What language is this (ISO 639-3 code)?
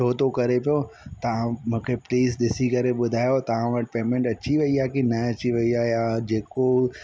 snd